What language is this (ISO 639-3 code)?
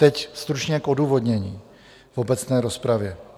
ces